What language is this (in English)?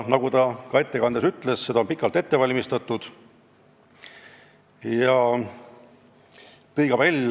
Estonian